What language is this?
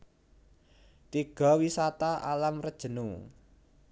Javanese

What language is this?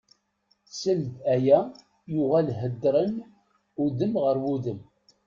Kabyle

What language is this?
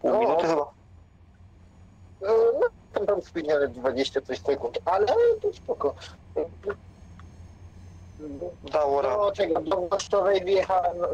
Polish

